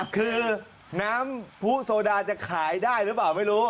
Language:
Thai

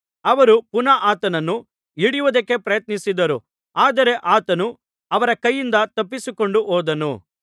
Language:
Kannada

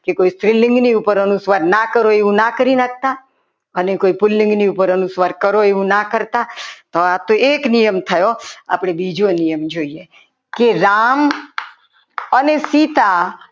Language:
Gujarati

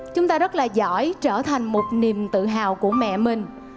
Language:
Vietnamese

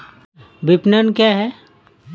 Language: Hindi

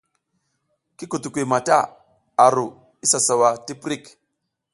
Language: South Giziga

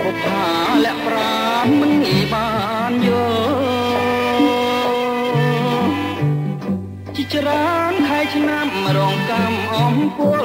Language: Thai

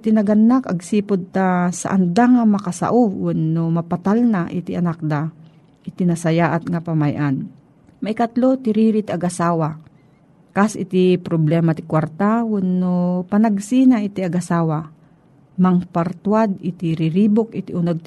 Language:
Filipino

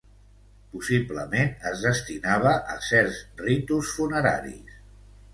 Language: Catalan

